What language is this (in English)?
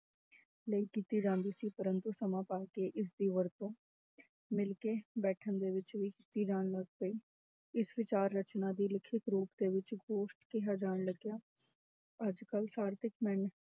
Punjabi